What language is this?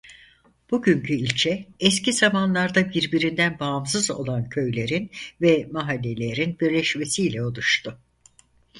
Turkish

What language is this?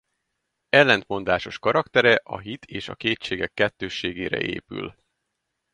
Hungarian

